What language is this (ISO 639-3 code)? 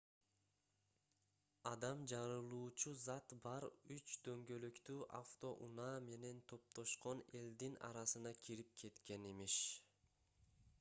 kir